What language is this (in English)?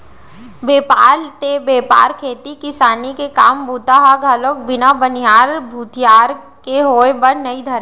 Chhattisgarhi